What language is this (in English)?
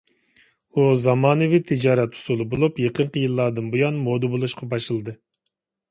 Uyghur